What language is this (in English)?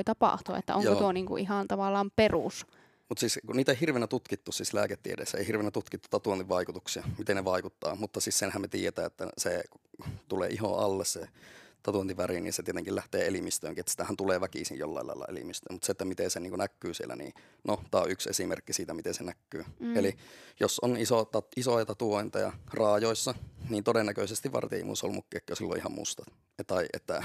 Finnish